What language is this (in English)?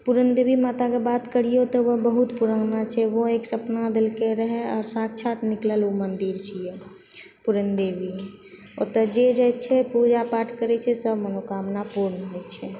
Maithili